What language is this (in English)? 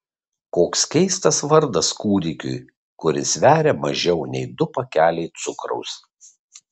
Lithuanian